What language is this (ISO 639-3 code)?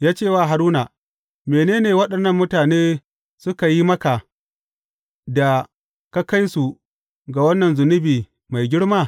hau